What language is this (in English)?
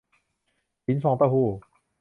Thai